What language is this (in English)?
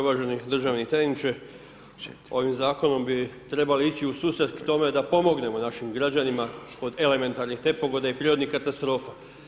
Croatian